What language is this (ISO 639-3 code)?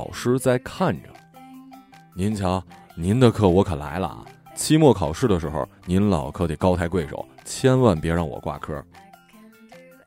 zho